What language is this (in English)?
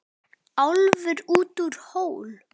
Icelandic